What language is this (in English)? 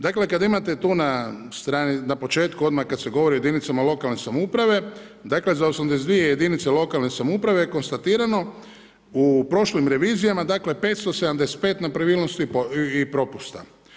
Croatian